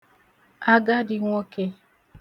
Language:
Igbo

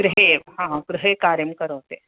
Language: Sanskrit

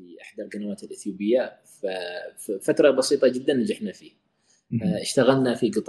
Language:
Arabic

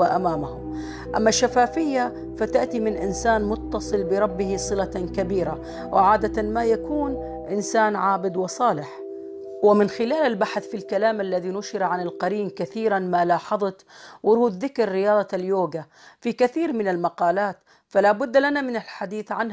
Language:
Arabic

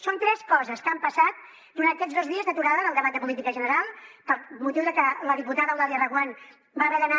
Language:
Catalan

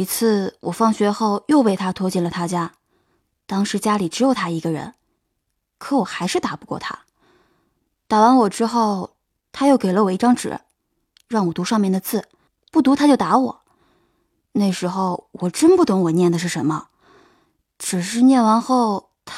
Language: Chinese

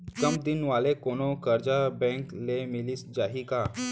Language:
Chhattisgarhi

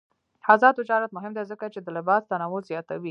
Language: Pashto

